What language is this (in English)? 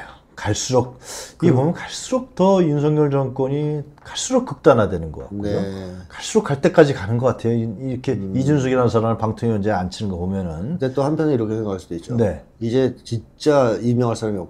Korean